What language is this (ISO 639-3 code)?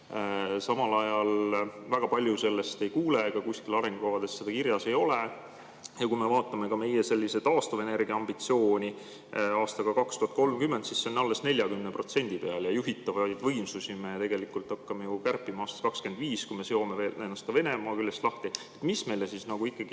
est